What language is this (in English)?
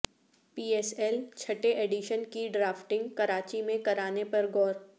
Urdu